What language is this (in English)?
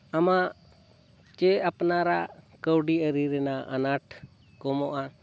Santali